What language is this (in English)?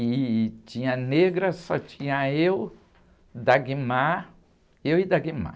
Portuguese